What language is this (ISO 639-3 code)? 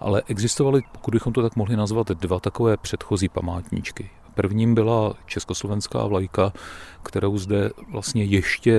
ces